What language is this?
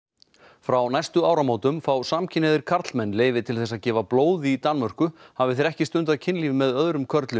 Icelandic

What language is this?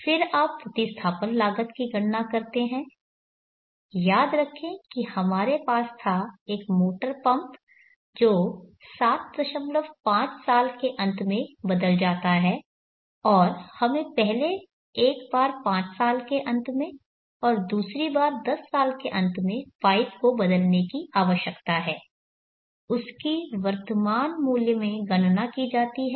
Hindi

